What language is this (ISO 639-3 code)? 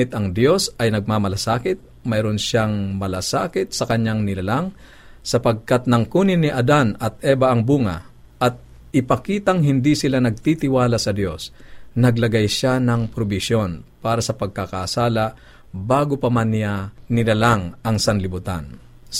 fil